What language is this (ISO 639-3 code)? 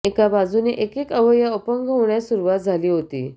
mar